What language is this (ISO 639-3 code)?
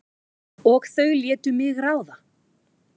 isl